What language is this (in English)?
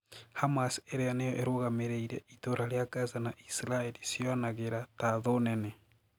Kikuyu